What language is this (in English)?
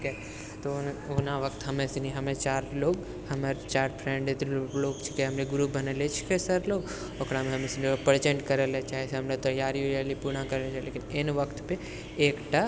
Maithili